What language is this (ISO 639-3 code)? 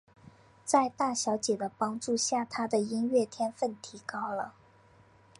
zho